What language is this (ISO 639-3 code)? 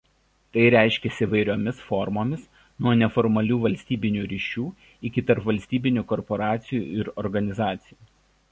lit